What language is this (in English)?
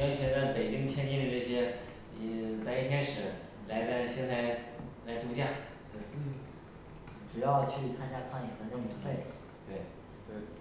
Chinese